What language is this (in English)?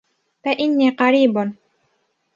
Arabic